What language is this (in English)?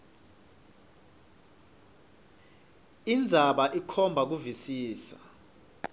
Swati